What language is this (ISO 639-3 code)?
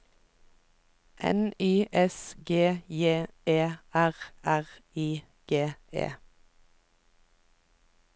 nor